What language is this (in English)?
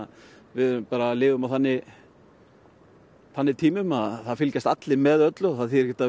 Icelandic